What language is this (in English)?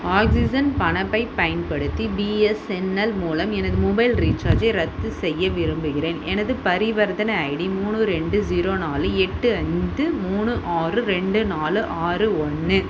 Tamil